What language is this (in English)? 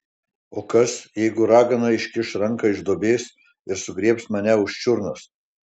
Lithuanian